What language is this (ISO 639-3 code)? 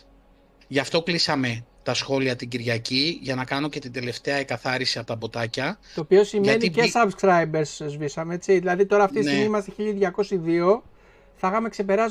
ell